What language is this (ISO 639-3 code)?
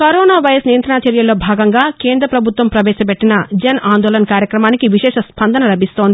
tel